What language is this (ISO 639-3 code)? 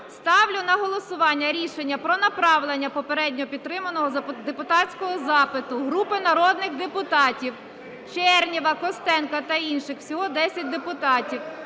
ukr